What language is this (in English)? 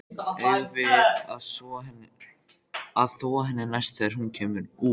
Icelandic